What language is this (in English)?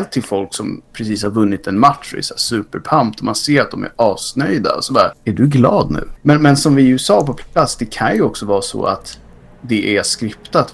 Swedish